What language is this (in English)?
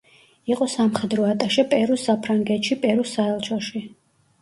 Georgian